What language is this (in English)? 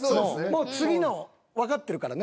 Japanese